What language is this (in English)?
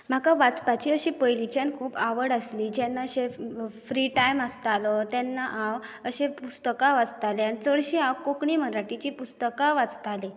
Konkani